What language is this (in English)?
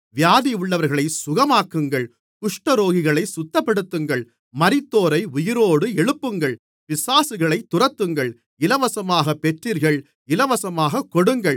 Tamil